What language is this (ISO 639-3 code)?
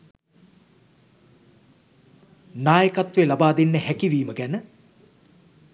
sin